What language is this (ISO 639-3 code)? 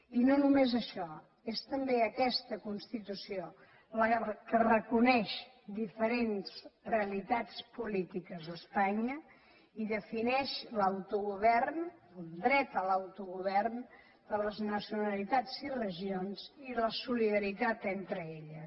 cat